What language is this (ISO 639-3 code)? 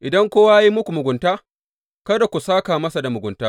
hau